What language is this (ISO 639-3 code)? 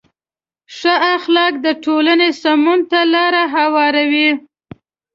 pus